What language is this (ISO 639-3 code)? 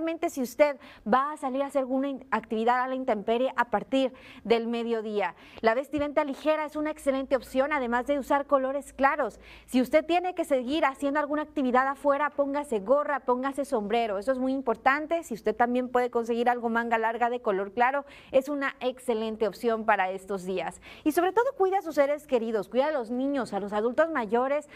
spa